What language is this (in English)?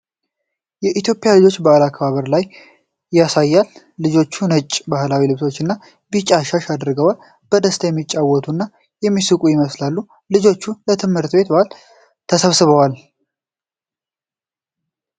Amharic